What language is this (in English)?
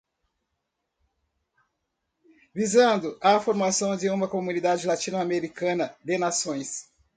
Portuguese